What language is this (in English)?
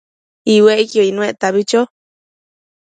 Matsés